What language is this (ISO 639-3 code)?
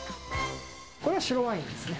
jpn